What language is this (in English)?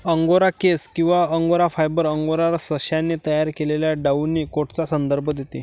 Marathi